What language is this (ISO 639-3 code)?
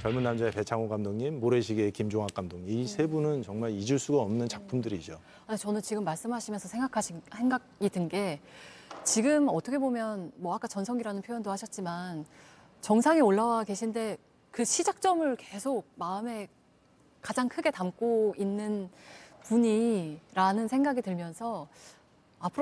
kor